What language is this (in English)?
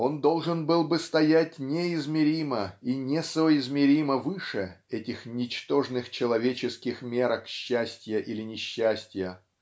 Russian